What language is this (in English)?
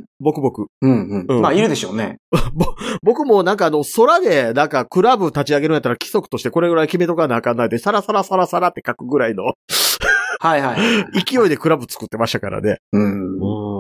Japanese